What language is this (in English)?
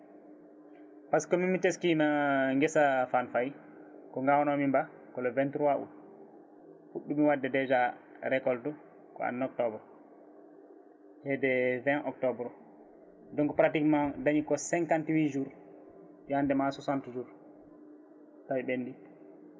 Fula